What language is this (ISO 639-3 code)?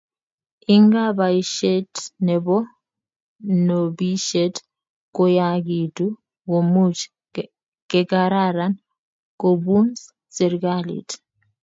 kln